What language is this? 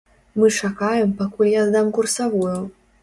Belarusian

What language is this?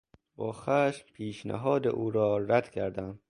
Persian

